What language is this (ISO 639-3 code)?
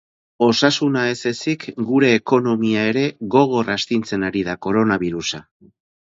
eus